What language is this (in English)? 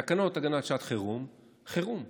Hebrew